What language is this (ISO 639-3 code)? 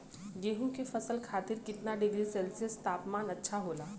bho